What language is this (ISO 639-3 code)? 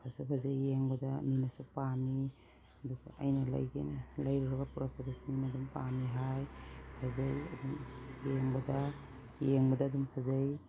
mni